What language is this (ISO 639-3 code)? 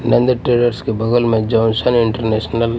hin